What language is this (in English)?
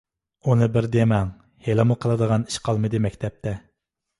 Uyghur